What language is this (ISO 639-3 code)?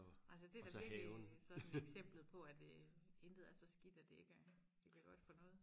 dan